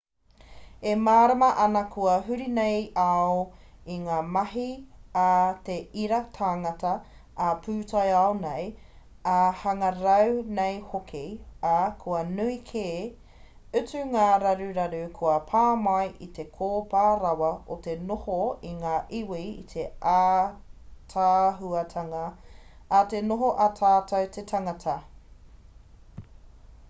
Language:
Māori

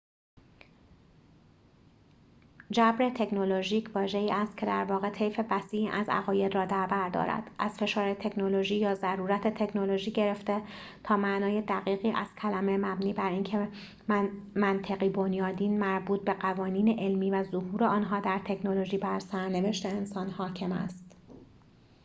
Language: Persian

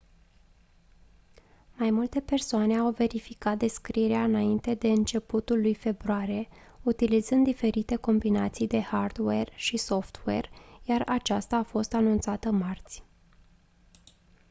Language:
Romanian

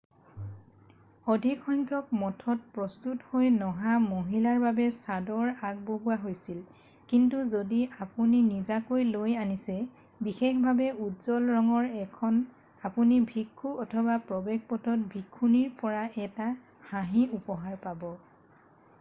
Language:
Assamese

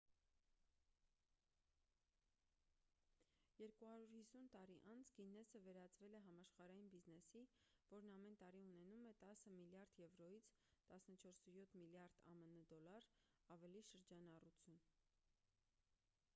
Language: Armenian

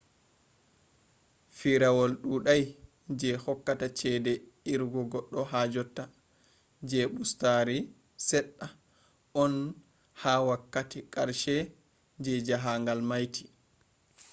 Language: Fula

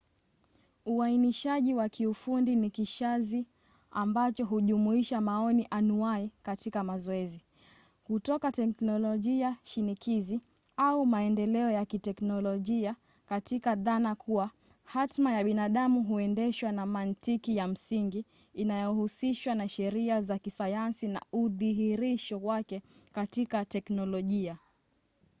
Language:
Swahili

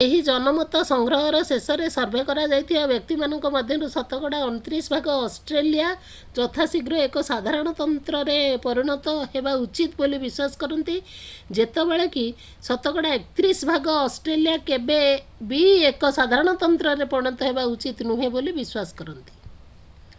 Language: Odia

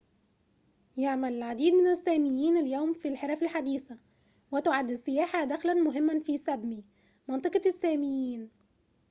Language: Arabic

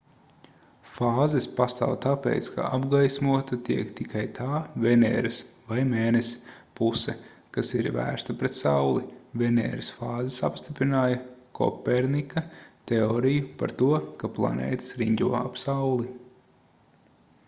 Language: Latvian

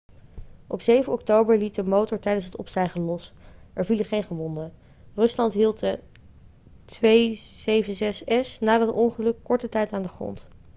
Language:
Dutch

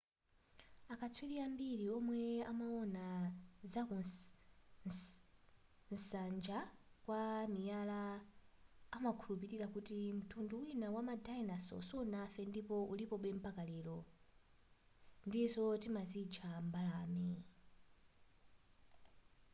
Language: Nyanja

